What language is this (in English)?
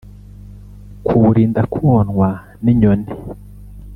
Kinyarwanda